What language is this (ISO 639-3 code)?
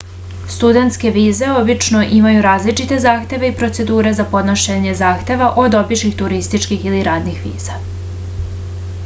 srp